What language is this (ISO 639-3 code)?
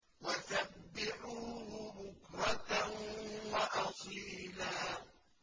ara